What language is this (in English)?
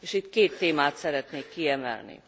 Hungarian